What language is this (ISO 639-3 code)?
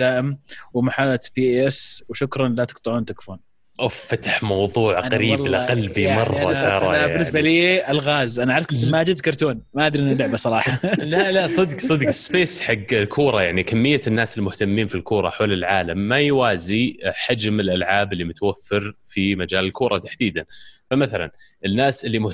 ara